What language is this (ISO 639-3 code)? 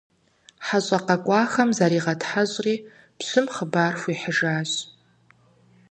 kbd